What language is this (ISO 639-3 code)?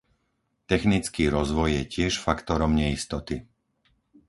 slk